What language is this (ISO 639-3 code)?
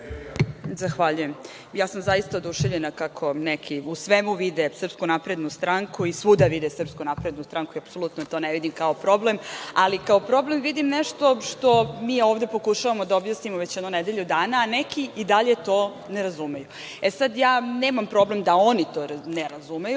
srp